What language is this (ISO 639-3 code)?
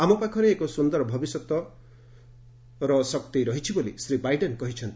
ori